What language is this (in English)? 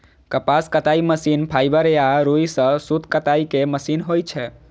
Maithili